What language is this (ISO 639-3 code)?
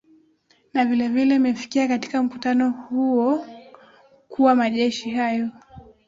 swa